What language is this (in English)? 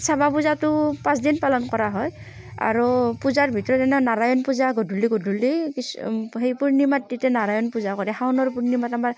Assamese